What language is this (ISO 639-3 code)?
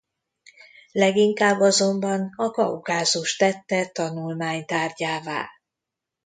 hun